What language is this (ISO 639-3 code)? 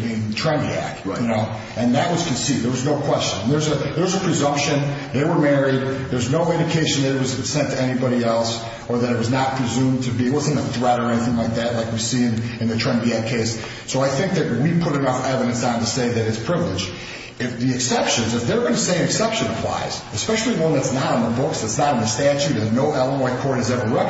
eng